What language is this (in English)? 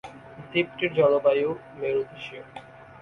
Bangla